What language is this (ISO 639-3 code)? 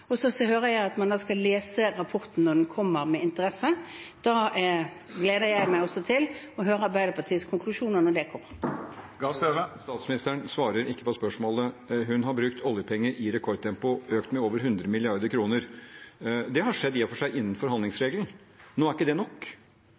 nor